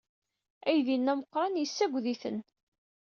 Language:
Kabyle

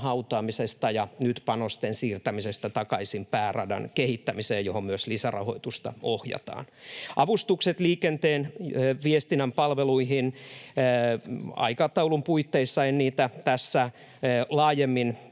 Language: Finnish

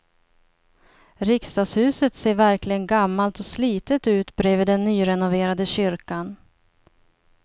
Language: Swedish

